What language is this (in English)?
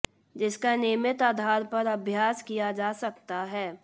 Hindi